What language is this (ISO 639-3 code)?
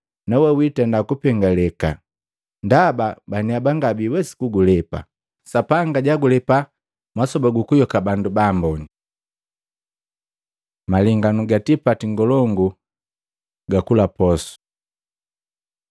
mgv